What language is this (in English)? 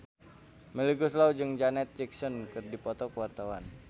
Sundanese